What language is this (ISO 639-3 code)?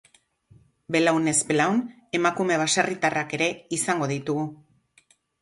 eus